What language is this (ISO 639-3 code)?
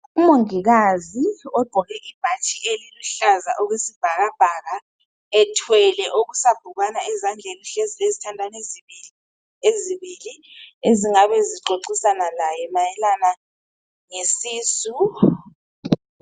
nde